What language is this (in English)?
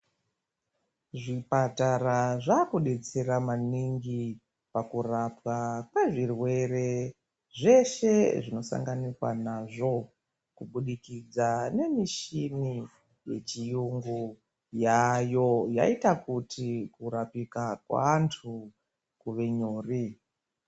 Ndau